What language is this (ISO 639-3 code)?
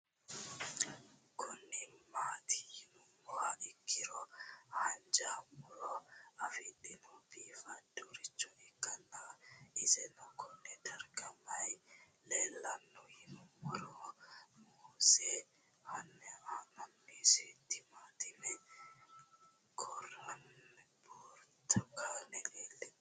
sid